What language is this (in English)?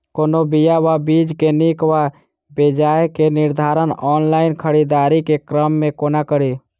Maithili